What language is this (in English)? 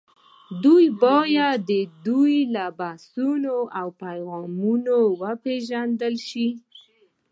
Pashto